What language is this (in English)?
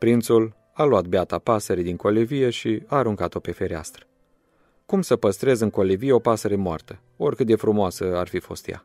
Romanian